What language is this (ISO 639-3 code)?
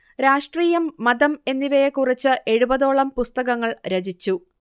mal